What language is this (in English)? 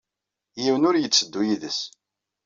Kabyle